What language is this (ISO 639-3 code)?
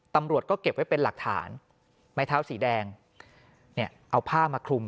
tha